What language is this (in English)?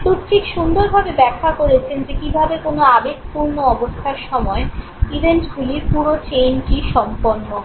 Bangla